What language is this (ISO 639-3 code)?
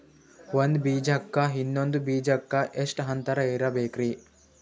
kan